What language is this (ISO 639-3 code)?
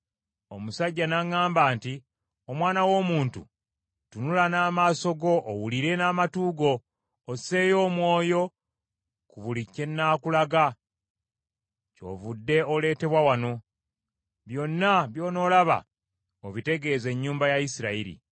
lug